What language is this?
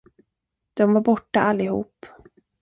Swedish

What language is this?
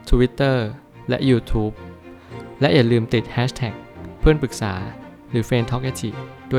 Thai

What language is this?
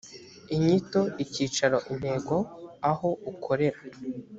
Kinyarwanda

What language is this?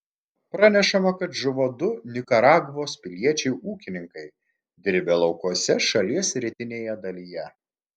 Lithuanian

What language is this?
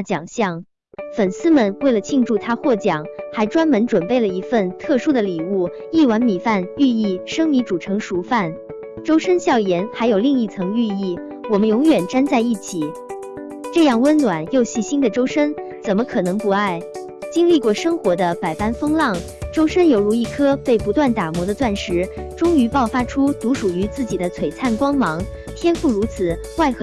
Chinese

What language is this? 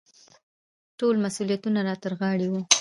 Pashto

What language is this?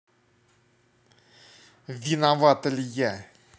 Russian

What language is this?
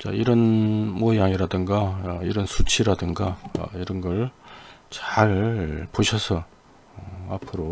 Korean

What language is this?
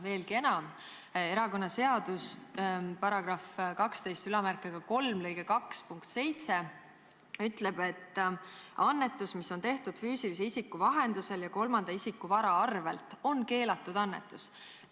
Estonian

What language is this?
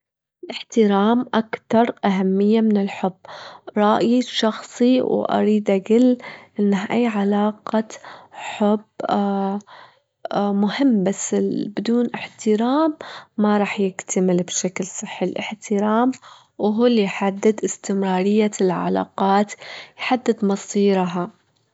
Gulf Arabic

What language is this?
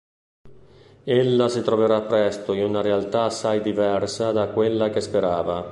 Italian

